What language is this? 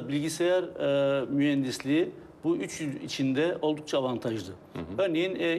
Turkish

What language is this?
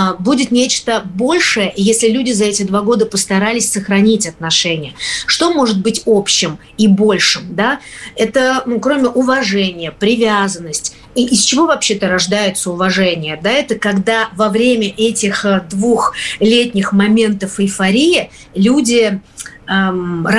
Russian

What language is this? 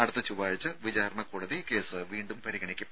Malayalam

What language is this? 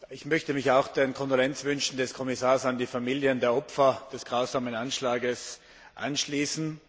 German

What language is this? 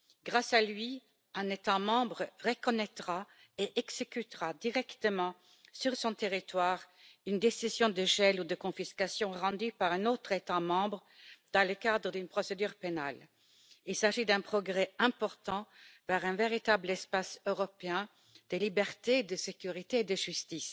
French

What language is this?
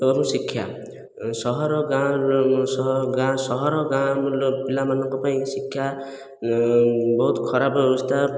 Odia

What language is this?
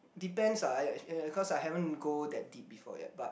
English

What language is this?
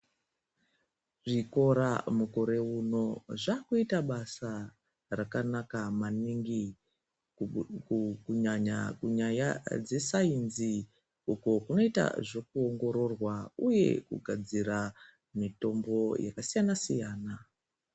Ndau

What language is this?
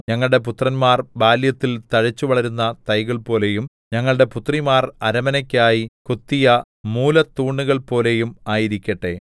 Malayalam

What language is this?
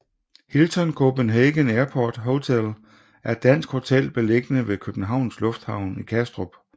Danish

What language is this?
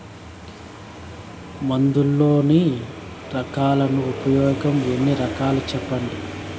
Telugu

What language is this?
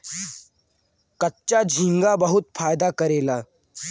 Bhojpuri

